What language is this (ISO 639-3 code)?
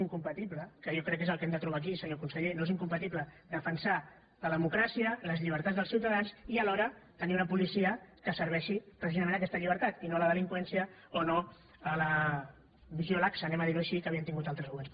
cat